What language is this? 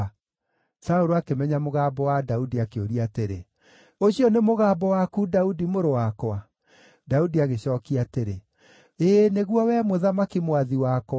Kikuyu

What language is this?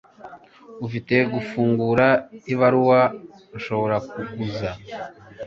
Kinyarwanda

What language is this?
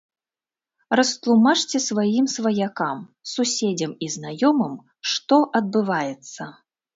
Belarusian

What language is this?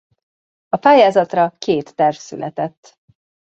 Hungarian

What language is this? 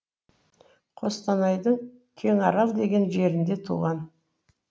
Kazakh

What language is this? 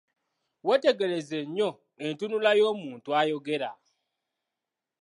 Ganda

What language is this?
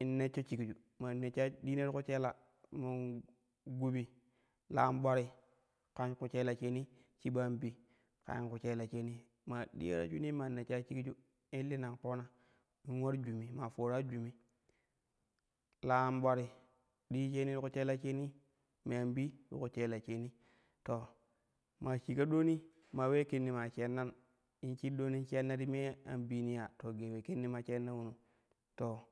Kushi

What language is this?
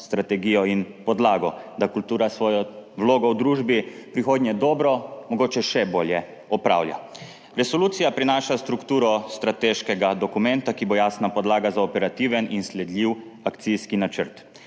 Slovenian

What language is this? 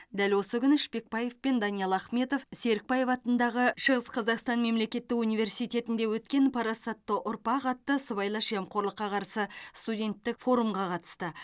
Kazakh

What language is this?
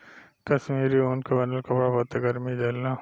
Bhojpuri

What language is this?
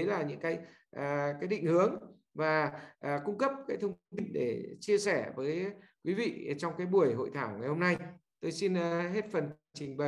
Vietnamese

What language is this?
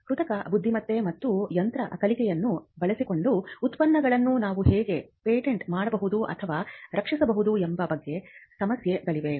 Kannada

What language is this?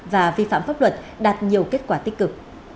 Vietnamese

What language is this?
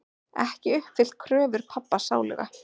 Icelandic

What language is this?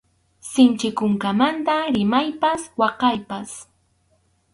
Arequipa-La Unión Quechua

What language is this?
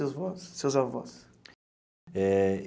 Portuguese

